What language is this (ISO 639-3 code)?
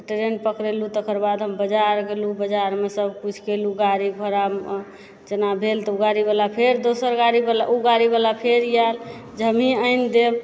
mai